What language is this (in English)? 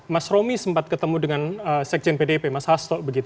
Indonesian